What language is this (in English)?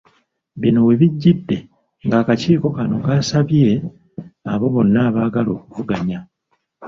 Ganda